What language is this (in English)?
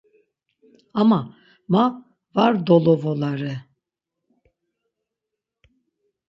Laz